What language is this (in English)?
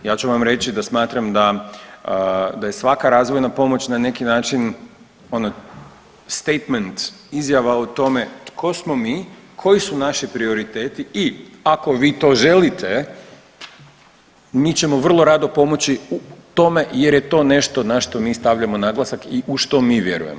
Croatian